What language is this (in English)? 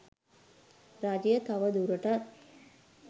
Sinhala